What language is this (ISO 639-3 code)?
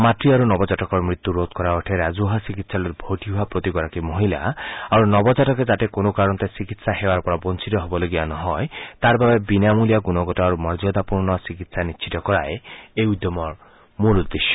asm